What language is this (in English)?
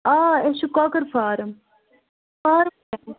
Kashmiri